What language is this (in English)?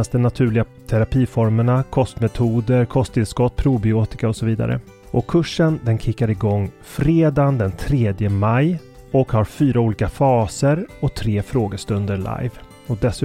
Swedish